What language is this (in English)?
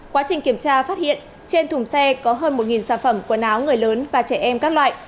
Vietnamese